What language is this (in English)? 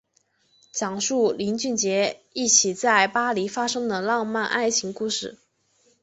Chinese